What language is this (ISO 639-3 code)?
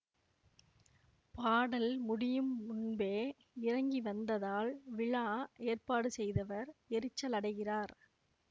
tam